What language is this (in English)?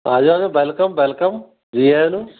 Punjabi